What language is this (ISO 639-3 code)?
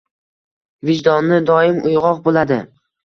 uzb